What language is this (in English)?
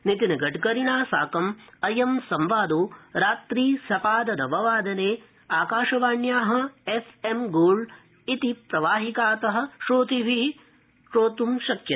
Sanskrit